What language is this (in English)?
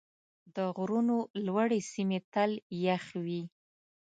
Pashto